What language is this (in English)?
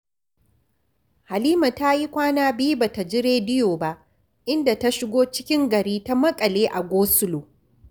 Hausa